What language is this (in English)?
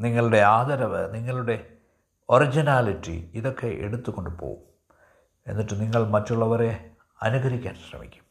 Malayalam